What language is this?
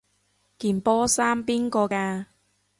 Cantonese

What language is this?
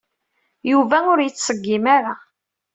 Kabyle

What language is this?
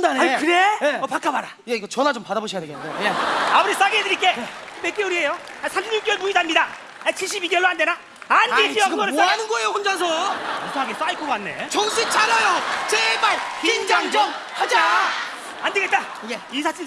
Korean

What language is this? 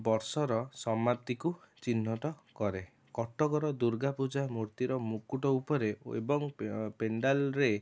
Odia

